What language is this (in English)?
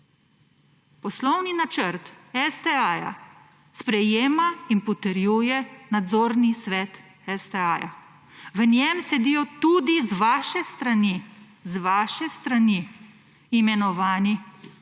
Slovenian